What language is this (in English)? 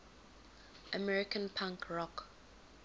English